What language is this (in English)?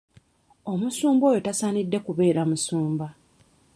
Ganda